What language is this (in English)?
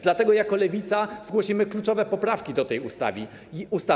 Polish